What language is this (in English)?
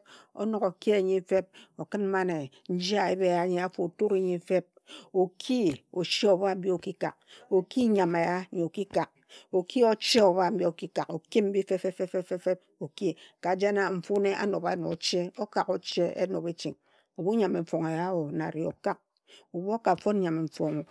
Ejagham